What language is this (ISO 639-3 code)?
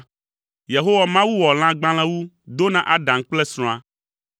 ewe